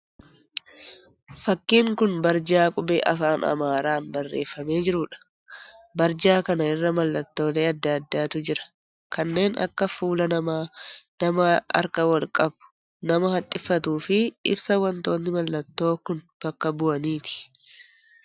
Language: Oromo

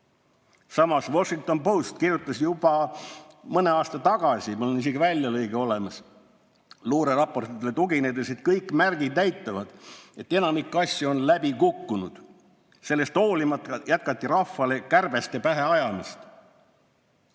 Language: Estonian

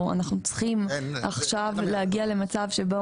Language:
Hebrew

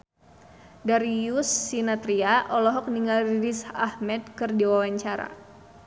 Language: Sundanese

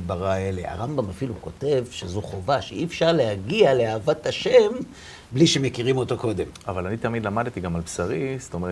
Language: Hebrew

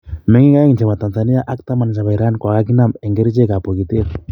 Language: Kalenjin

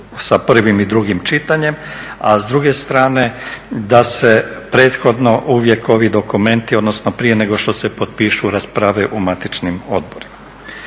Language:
Croatian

